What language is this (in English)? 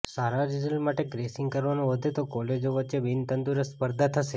Gujarati